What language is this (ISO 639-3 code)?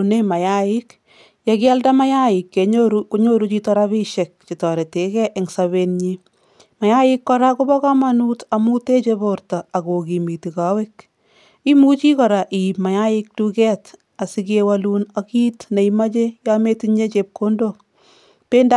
kln